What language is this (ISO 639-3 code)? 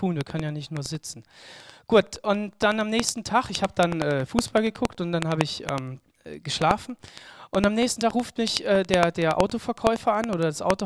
deu